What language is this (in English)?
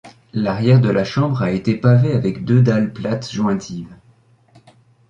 French